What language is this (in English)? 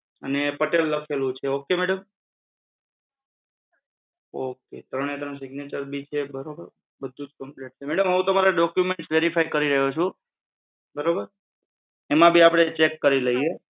Gujarati